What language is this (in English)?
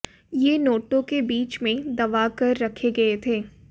Hindi